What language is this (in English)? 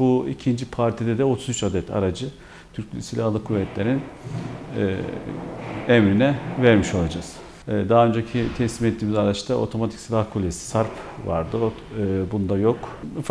Turkish